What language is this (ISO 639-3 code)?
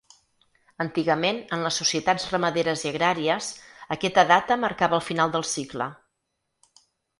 cat